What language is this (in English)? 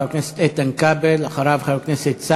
Hebrew